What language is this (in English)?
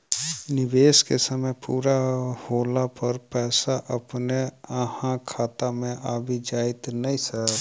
Maithili